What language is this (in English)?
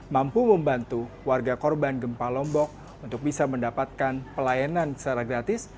Indonesian